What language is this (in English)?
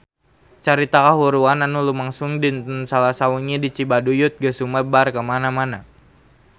Sundanese